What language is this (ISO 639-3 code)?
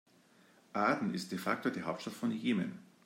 deu